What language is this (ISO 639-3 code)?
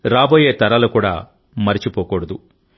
tel